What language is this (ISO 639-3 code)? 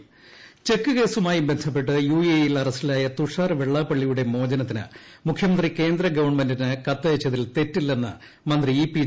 mal